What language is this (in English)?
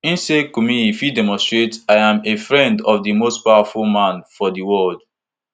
Nigerian Pidgin